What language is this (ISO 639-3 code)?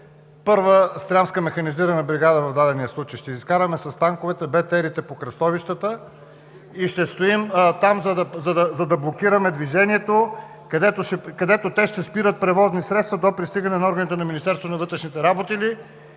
bul